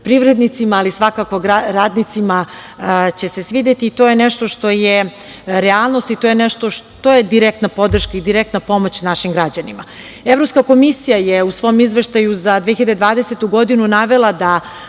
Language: Serbian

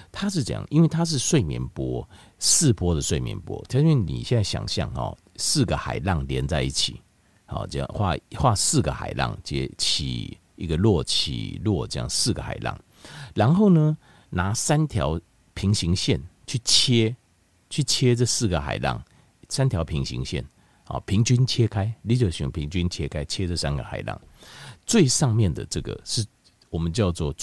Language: Chinese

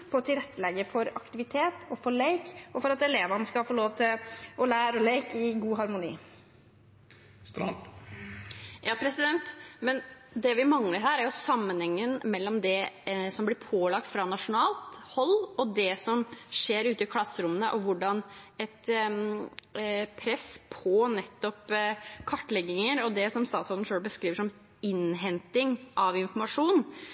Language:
Norwegian Bokmål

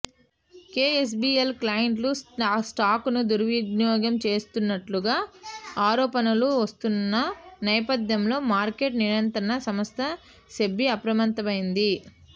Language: Telugu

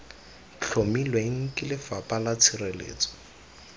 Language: Tswana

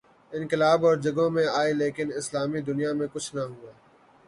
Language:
Urdu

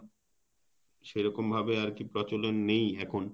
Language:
Bangla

